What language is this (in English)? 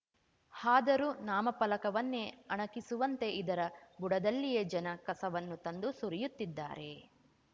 Kannada